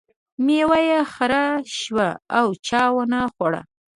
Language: Pashto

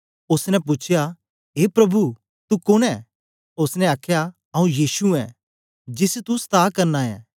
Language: Dogri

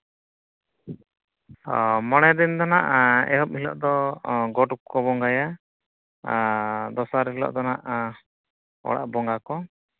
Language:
Santali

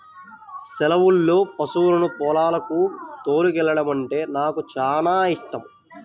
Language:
Telugu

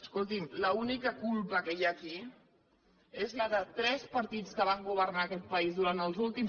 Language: Catalan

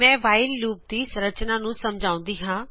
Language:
Punjabi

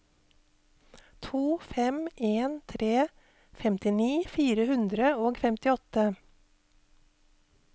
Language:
Norwegian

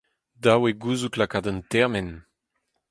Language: Breton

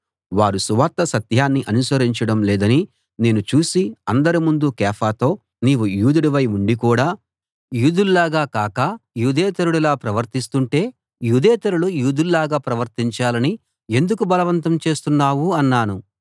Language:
Telugu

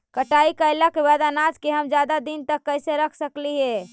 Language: Magahi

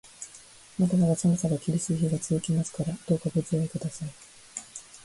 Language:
Japanese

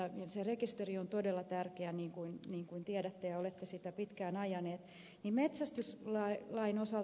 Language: Finnish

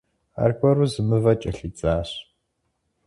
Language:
Kabardian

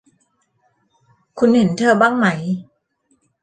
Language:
Thai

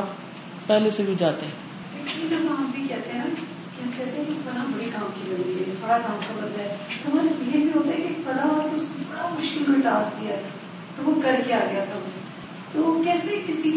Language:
Urdu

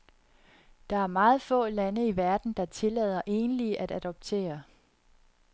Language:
Danish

